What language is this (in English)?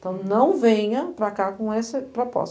Portuguese